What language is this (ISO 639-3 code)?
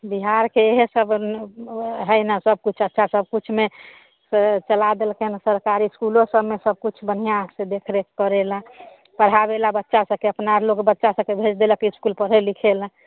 mai